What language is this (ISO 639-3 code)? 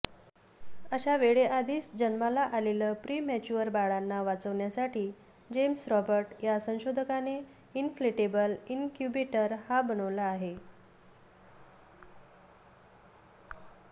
mar